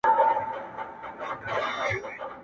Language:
Pashto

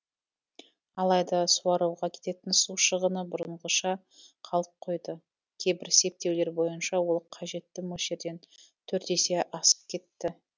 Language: Kazakh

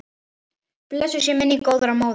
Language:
Icelandic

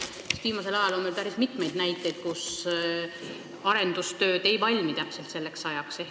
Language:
Estonian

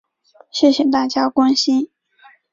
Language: Chinese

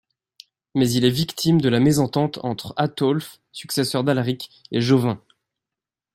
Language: French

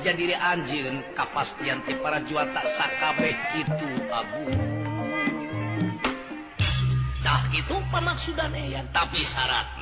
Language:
Indonesian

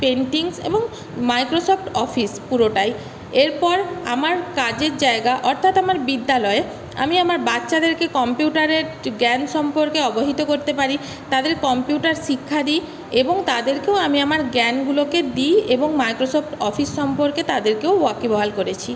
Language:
Bangla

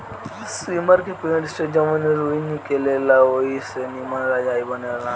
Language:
Bhojpuri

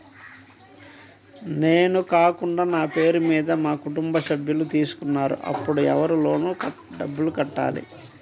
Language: Telugu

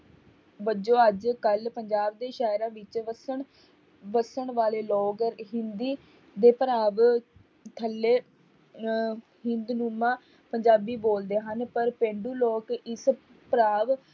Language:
Punjabi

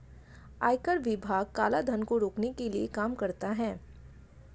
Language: Hindi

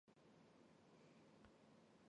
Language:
Chinese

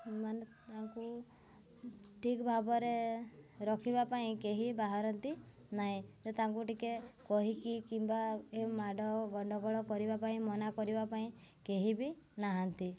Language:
Odia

